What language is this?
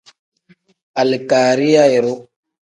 Tem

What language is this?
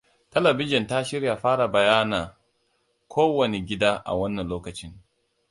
Hausa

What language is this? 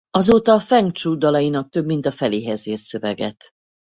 Hungarian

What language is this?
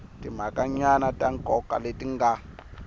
Tsonga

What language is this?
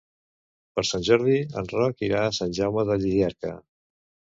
Catalan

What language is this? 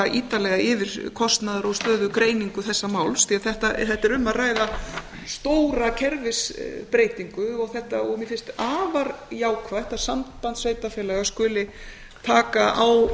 Icelandic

